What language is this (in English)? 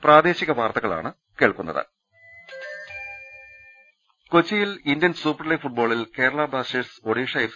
Malayalam